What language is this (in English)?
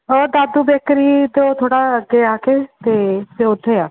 Punjabi